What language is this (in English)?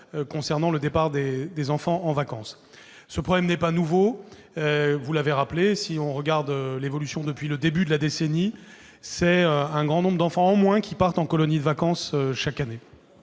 French